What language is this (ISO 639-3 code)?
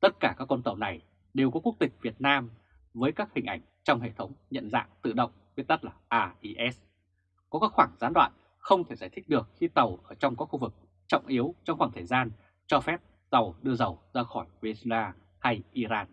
vie